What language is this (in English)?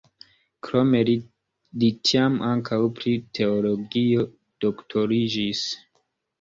Esperanto